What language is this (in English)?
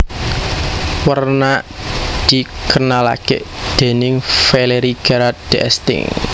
Javanese